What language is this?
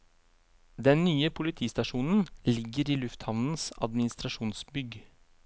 Norwegian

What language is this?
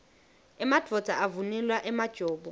Swati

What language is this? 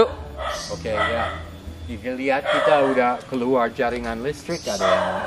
Indonesian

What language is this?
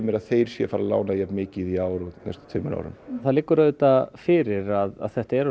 Icelandic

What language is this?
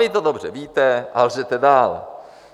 Czech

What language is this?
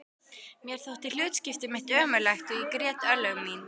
Icelandic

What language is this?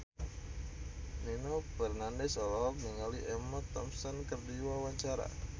Sundanese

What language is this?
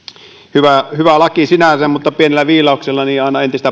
Finnish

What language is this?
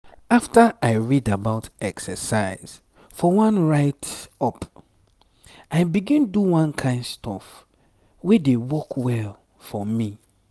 Nigerian Pidgin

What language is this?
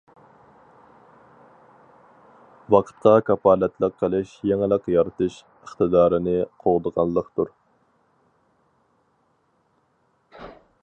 Uyghur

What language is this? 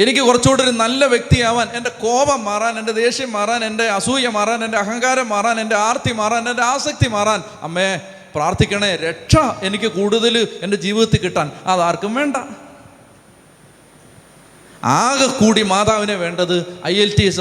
Malayalam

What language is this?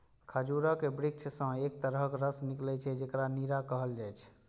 Maithili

